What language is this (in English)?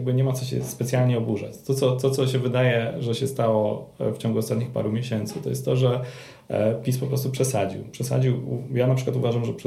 Polish